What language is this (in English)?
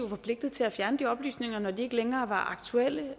Danish